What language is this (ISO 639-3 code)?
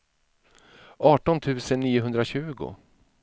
swe